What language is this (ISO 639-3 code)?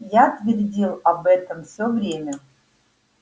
rus